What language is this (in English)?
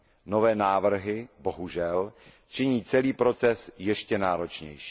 Czech